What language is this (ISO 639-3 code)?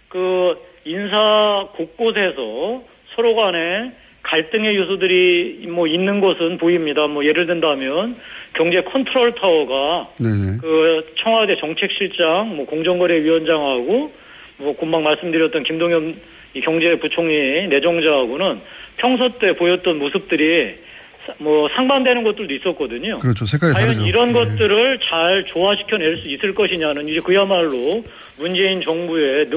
kor